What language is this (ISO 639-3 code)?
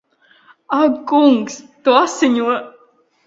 lav